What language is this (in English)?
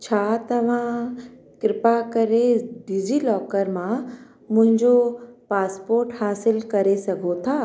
Sindhi